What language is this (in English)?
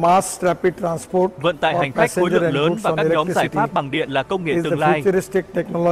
Vietnamese